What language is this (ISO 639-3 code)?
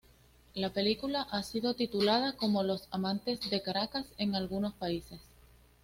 spa